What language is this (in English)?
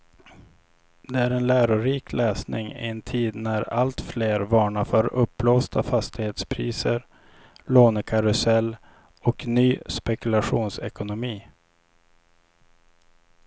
Swedish